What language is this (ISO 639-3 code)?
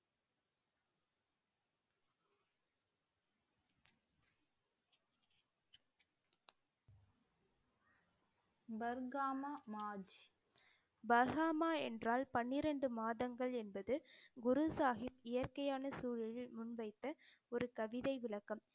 tam